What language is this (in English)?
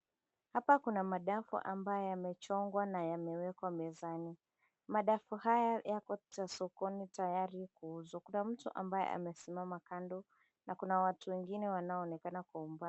Swahili